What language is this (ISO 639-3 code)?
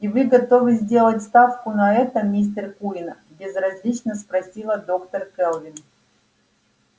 rus